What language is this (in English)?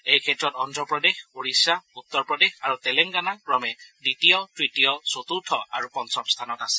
Assamese